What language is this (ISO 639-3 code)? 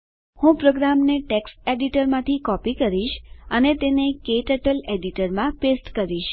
guj